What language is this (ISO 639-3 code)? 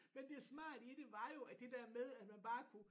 dan